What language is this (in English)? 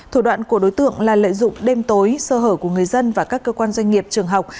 Vietnamese